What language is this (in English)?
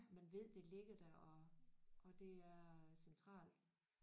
Danish